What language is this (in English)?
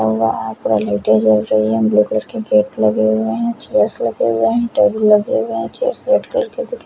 Hindi